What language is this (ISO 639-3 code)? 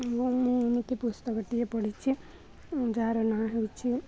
ori